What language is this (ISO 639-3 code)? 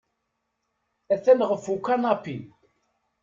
kab